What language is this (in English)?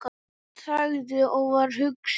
Icelandic